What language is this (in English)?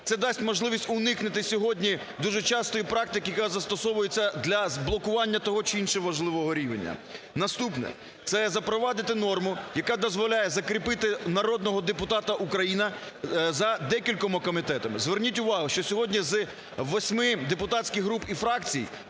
Ukrainian